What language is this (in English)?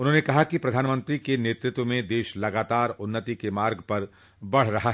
Hindi